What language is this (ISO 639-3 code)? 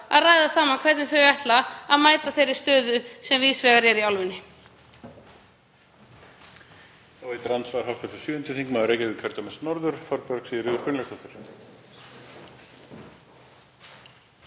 isl